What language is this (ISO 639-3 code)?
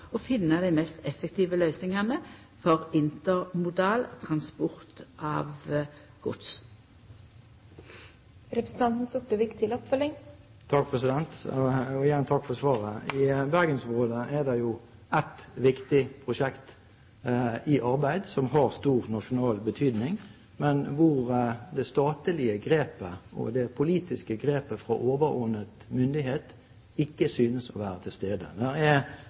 nor